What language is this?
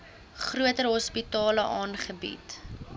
Afrikaans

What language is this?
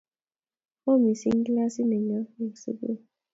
Kalenjin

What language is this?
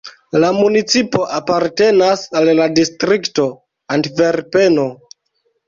Esperanto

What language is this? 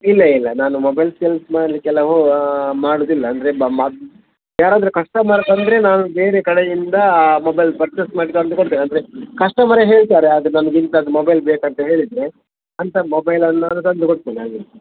Kannada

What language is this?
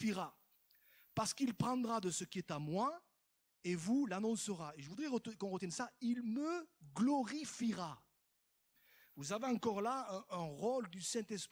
French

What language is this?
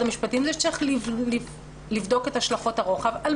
Hebrew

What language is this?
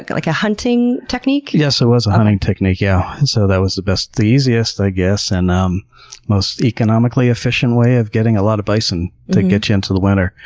English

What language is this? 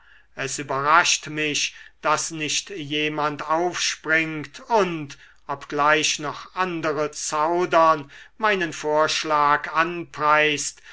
German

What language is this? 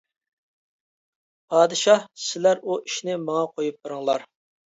Uyghur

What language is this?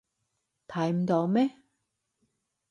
Cantonese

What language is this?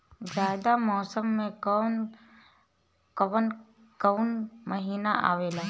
Bhojpuri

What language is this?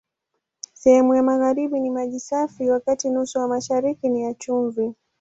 Swahili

